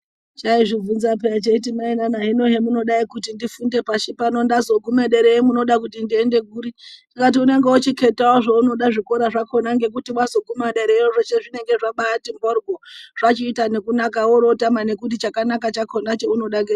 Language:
Ndau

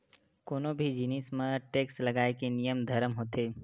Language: Chhattisgarhi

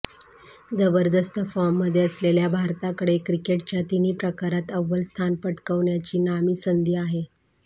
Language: Marathi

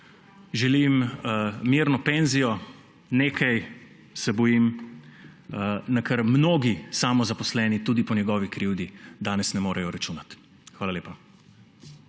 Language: Slovenian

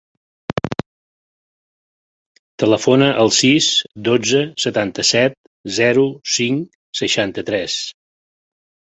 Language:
Catalan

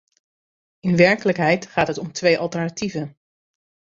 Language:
Dutch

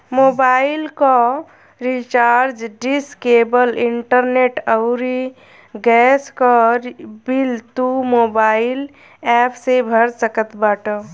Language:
Bhojpuri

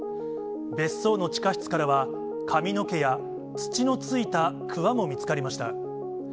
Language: Japanese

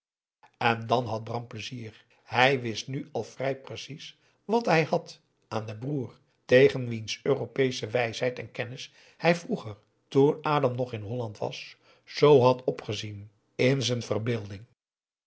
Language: Dutch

